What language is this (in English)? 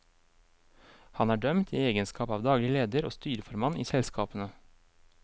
Norwegian